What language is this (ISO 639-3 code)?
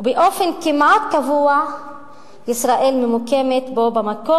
heb